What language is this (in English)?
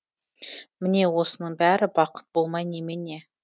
Kazakh